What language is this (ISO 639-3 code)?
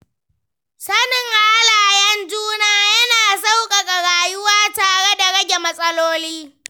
hau